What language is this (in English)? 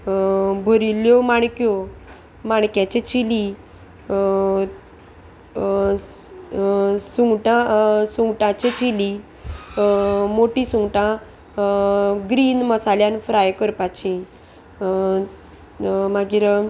Konkani